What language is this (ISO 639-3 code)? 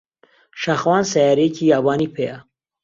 ckb